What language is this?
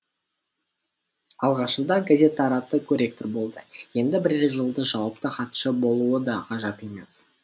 Kazakh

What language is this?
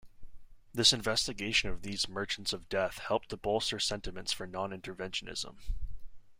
English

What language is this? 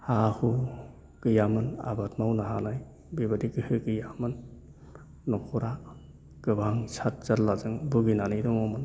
Bodo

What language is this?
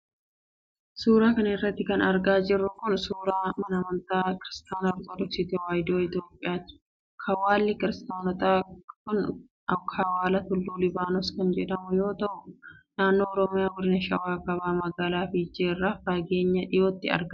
Oromo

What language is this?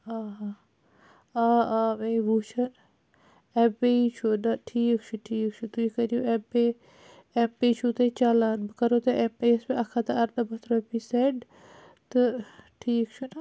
Kashmiri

